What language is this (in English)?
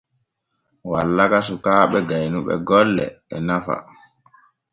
Borgu Fulfulde